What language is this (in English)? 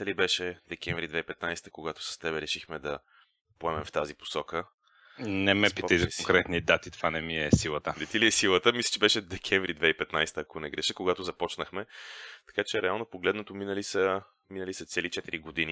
Bulgarian